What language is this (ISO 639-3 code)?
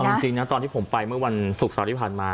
tha